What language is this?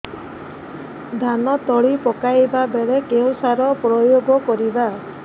Odia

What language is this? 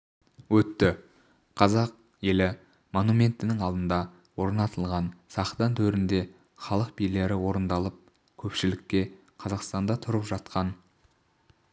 Kazakh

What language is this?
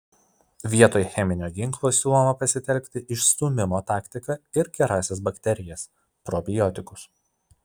Lithuanian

